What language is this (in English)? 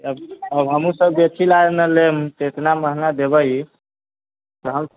Maithili